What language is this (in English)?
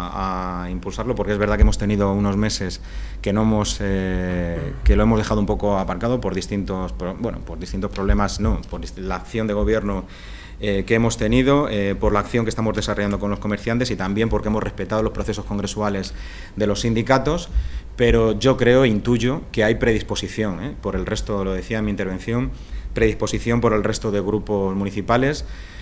Spanish